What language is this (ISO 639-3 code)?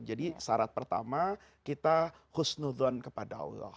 ind